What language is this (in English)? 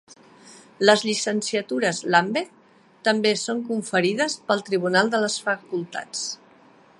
Catalan